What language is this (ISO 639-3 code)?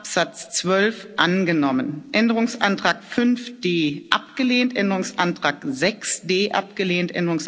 deu